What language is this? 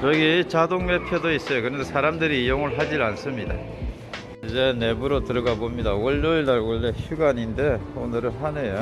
Korean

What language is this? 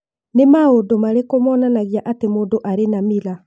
Kikuyu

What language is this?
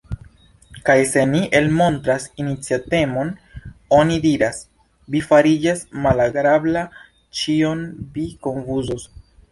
Esperanto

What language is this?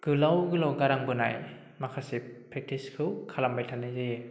Bodo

